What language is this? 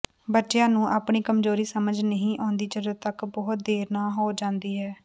Punjabi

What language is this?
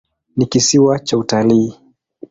Swahili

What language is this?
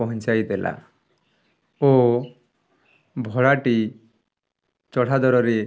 Odia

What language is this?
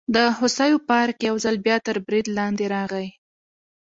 Pashto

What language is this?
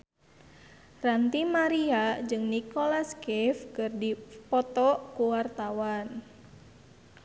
Sundanese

